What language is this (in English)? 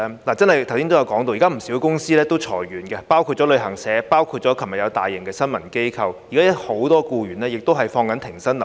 Cantonese